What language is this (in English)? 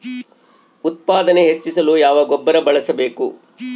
Kannada